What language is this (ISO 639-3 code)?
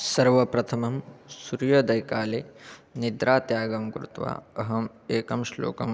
san